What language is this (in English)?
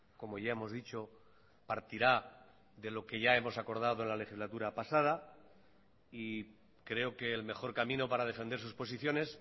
Spanish